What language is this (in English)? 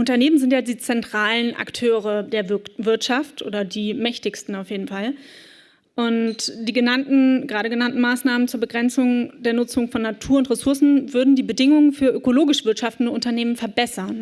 German